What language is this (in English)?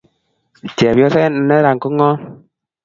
Kalenjin